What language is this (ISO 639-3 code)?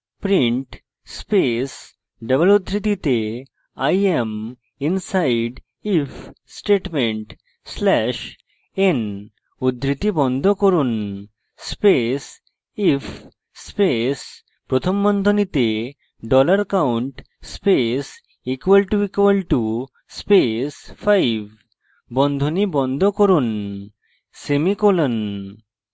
ben